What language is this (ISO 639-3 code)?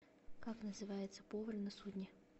rus